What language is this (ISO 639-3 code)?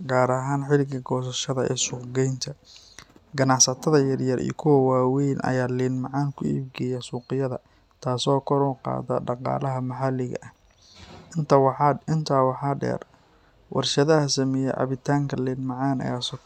som